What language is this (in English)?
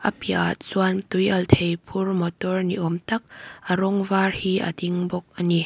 Mizo